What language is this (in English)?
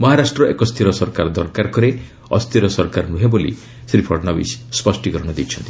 Odia